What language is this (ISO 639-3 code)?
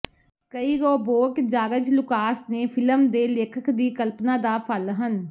pan